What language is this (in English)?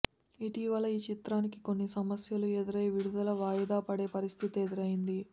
Telugu